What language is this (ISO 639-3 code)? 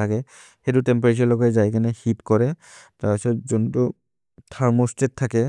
mrr